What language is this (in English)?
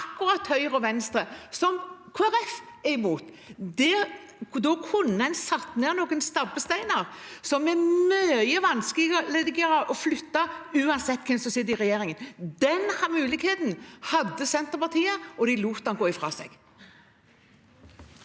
Norwegian